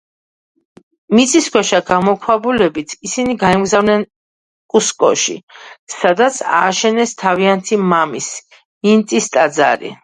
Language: Georgian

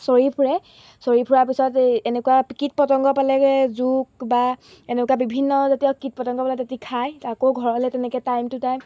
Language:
Assamese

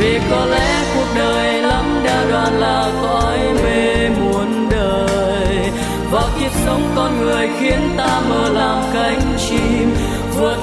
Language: Vietnamese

